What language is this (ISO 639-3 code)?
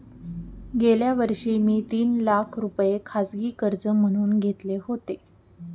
mar